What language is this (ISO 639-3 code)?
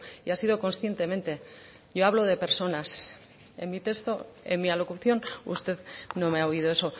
spa